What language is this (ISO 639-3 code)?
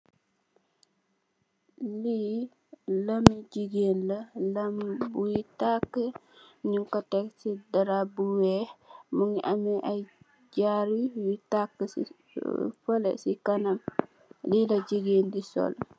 wol